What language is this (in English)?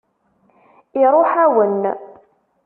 Kabyle